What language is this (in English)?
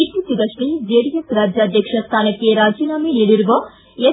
Kannada